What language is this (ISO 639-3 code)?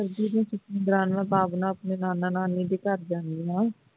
pan